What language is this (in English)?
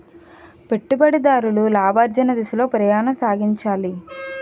Telugu